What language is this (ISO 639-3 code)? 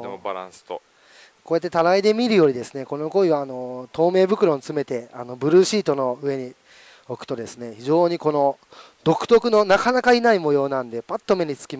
jpn